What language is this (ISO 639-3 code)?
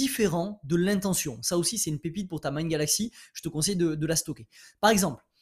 fra